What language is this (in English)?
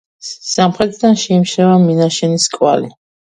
Georgian